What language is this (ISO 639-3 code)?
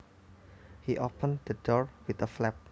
jav